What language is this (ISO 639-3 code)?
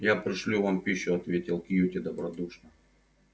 rus